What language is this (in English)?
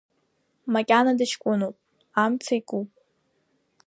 Abkhazian